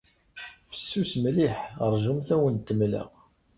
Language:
Kabyle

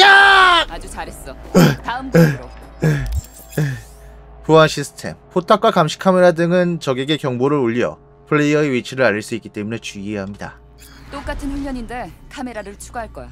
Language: Korean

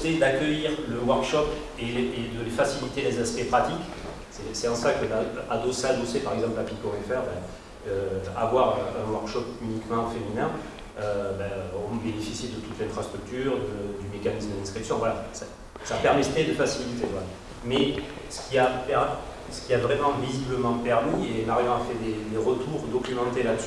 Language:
French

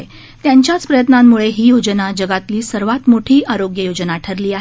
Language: Marathi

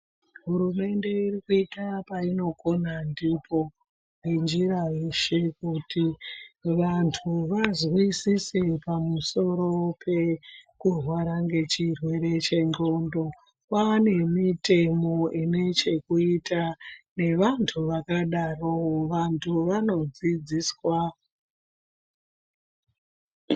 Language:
Ndau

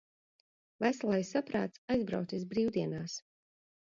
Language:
Latvian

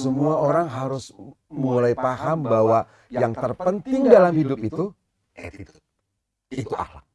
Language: Indonesian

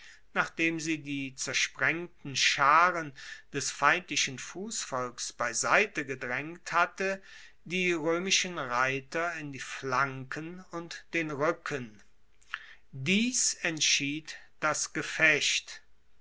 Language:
German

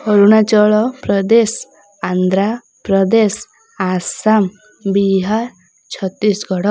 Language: Odia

